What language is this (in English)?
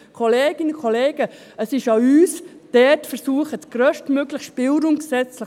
Swiss German